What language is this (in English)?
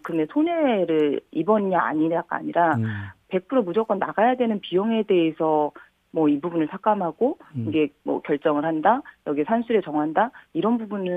Korean